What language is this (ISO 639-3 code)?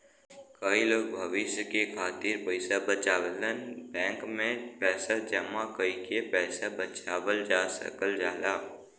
bho